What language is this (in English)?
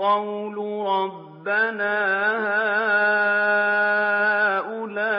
Arabic